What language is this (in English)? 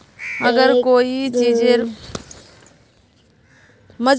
Magahi